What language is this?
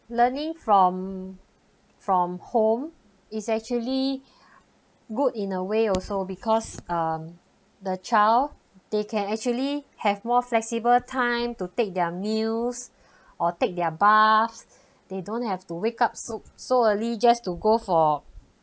English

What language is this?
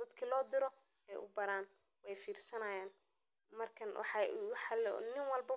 Somali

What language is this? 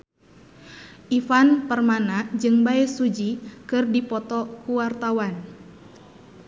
Sundanese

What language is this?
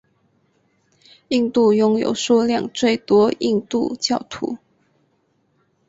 Chinese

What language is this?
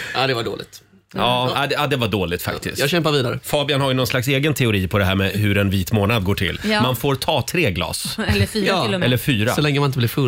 Swedish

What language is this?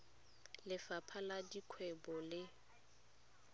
Tswana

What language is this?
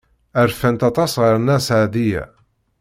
Kabyle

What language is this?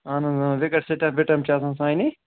Kashmiri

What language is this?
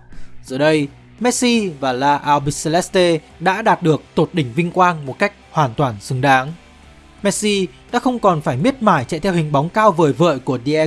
Vietnamese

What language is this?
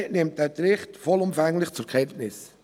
Swiss German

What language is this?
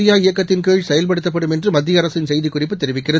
Tamil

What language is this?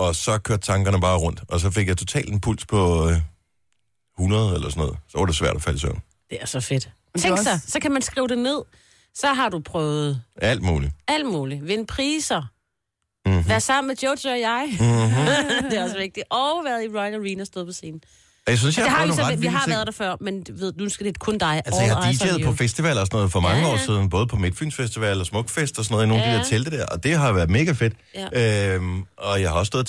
Danish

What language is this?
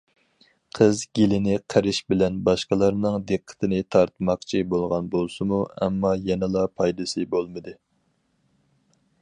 Uyghur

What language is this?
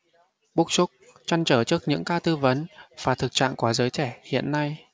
Vietnamese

